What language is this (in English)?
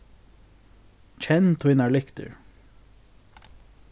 Faroese